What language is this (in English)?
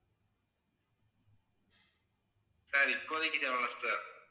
Tamil